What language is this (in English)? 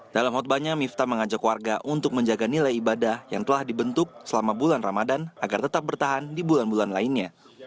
Indonesian